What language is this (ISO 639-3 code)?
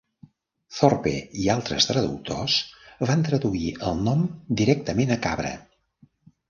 cat